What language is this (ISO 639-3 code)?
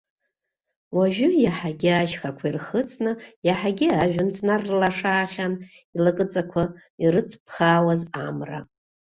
abk